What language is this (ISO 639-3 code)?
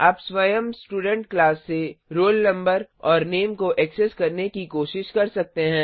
hin